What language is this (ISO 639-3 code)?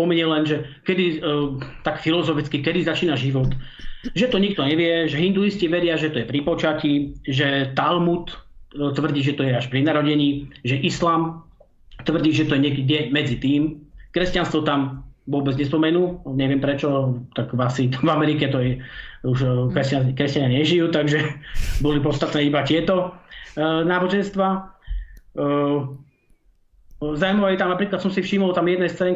slk